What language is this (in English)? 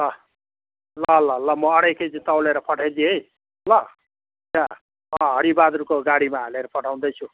Nepali